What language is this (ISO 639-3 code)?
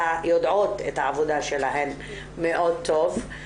heb